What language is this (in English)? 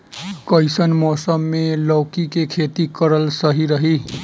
Bhojpuri